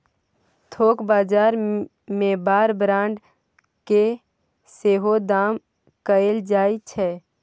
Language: Maithili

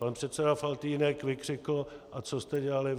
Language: Czech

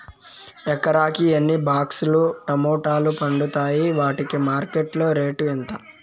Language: Telugu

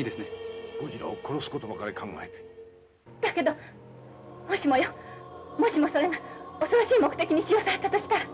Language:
Japanese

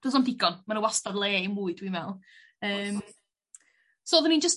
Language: Welsh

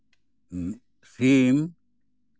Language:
Santali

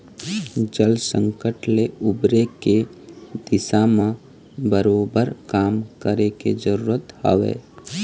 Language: Chhattisgarhi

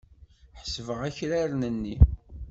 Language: Kabyle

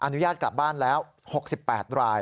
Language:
Thai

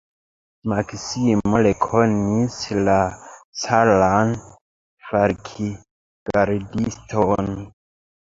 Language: Esperanto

